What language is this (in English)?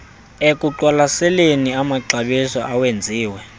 Xhosa